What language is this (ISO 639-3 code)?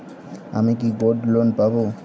ben